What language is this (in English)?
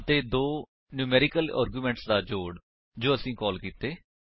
Punjabi